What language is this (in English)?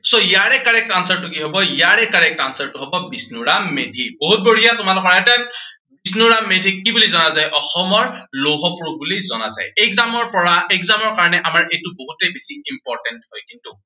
Assamese